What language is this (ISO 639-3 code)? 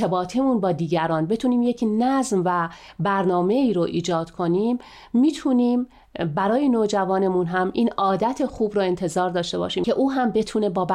fas